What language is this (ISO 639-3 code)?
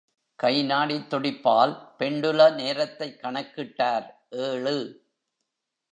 tam